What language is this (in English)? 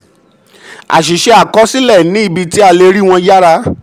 Yoruba